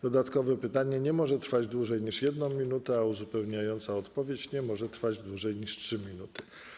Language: Polish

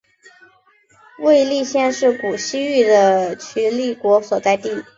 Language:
Chinese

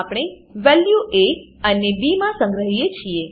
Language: Gujarati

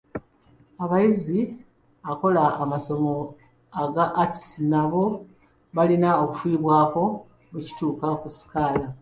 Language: Ganda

